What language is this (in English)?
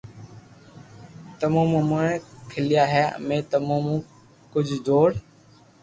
Loarki